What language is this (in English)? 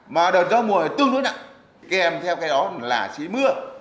Vietnamese